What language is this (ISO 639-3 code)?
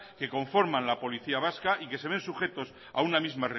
spa